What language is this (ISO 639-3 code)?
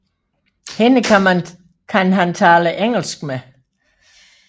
dan